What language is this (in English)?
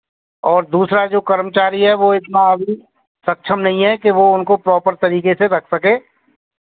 Hindi